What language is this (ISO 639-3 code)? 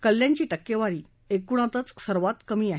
mar